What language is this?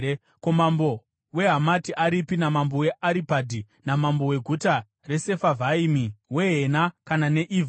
Shona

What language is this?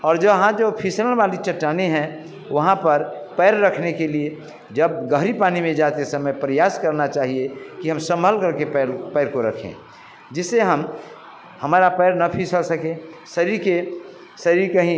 Hindi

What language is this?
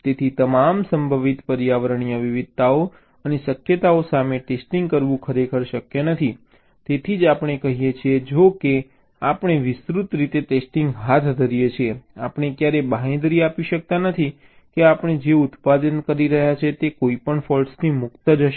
Gujarati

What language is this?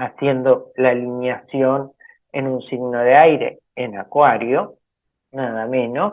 Spanish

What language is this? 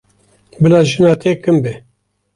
Kurdish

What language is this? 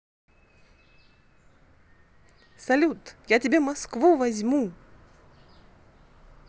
Russian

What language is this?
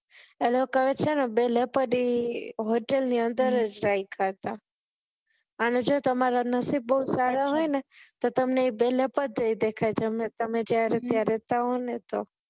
Gujarati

